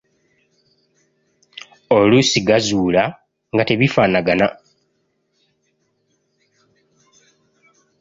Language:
Ganda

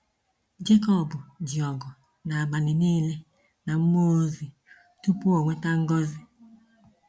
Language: Igbo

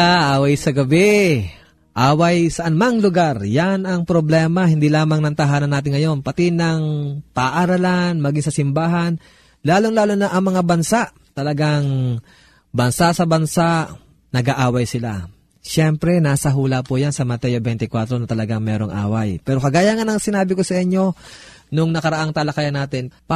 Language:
Filipino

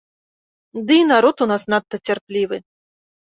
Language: Belarusian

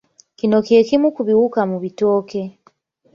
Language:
Ganda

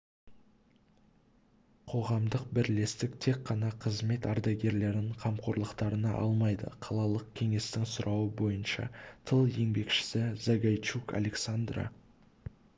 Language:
Kazakh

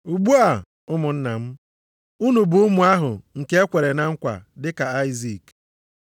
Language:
Igbo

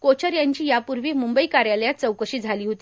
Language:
Marathi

